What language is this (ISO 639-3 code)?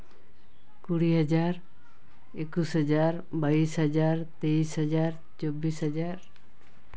sat